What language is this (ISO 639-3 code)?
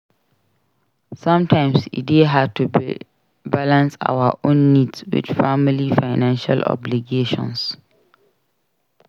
pcm